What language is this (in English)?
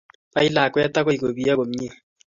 Kalenjin